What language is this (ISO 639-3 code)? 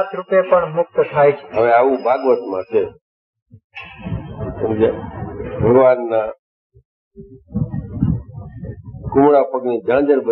ron